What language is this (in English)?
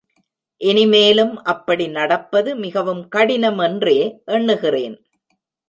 Tamil